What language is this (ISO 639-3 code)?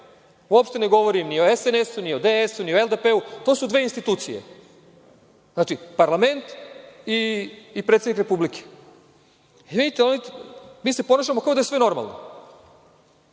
srp